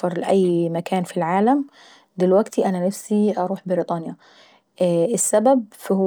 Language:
Saidi Arabic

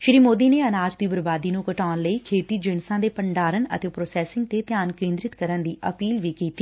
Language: Punjabi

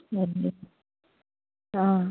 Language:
Nepali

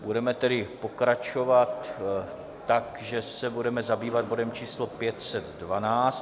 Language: Czech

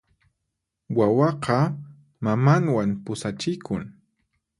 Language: Puno Quechua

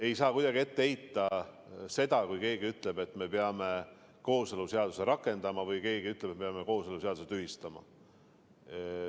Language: Estonian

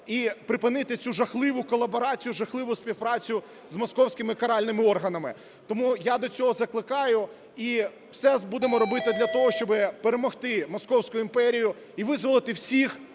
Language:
Ukrainian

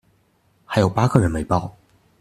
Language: Chinese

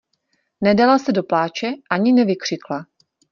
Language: Czech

